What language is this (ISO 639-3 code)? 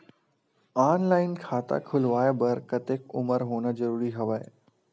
hne